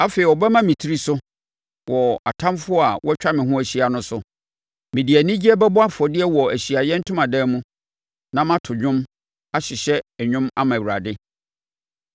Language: Akan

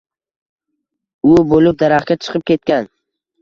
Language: Uzbek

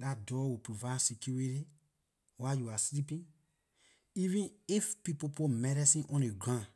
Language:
Liberian English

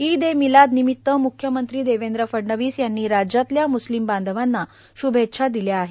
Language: Marathi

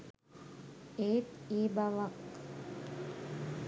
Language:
Sinhala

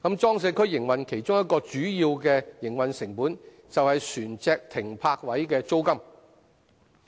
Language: Cantonese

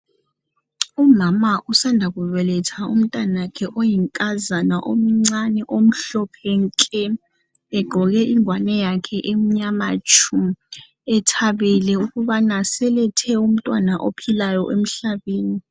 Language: North Ndebele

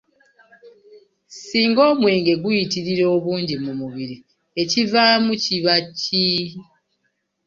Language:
Ganda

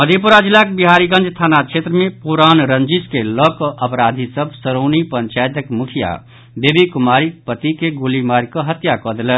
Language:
Maithili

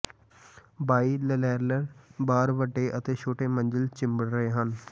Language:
Punjabi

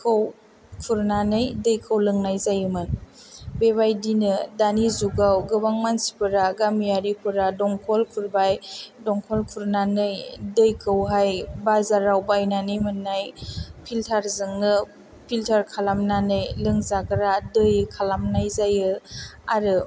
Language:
Bodo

